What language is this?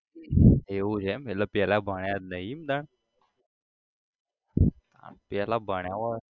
Gujarati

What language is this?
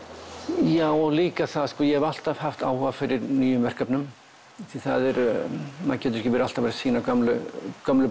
Icelandic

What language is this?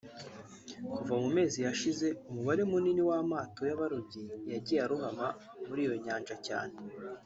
Kinyarwanda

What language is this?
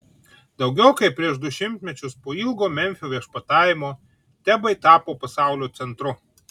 Lithuanian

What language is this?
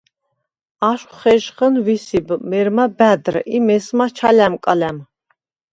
Svan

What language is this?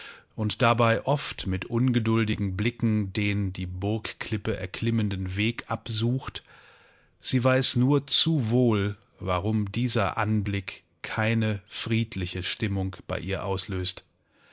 German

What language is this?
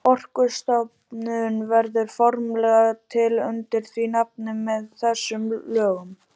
Icelandic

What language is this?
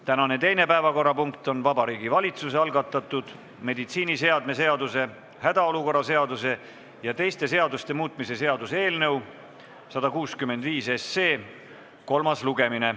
Estonian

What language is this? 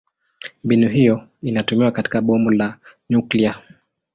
Swahili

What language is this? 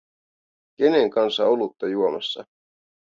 Finnish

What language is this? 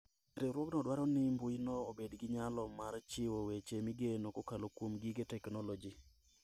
Luo (Kenya and Tanzania)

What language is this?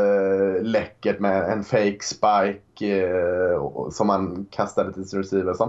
Swedish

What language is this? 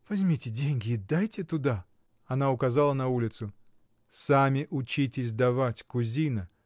Russian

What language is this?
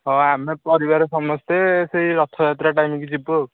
Odia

